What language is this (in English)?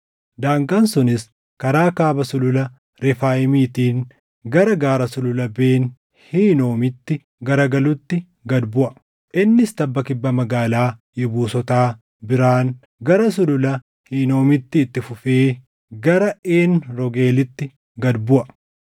Oromo